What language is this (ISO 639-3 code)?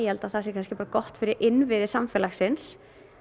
isl